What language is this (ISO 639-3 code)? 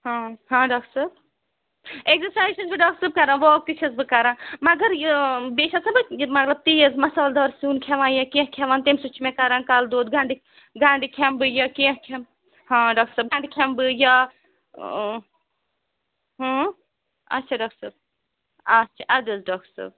kas